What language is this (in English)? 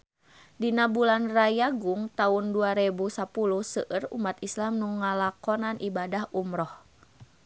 Sundanese